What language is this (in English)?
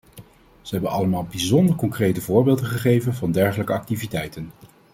Dutch